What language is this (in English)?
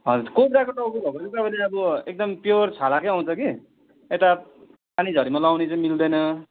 Nepali